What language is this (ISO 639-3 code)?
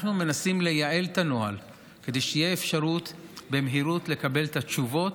heb